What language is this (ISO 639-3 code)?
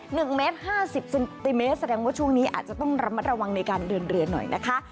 tha